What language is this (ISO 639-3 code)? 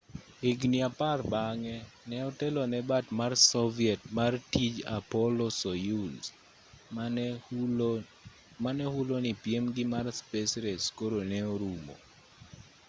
luo